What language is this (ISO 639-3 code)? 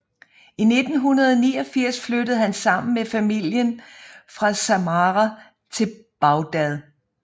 dan